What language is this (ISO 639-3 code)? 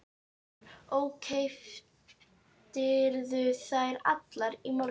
isl